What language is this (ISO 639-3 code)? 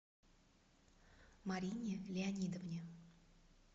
rus